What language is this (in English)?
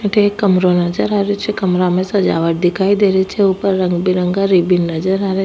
Rajasthani